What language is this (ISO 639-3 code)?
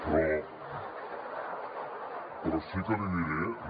cat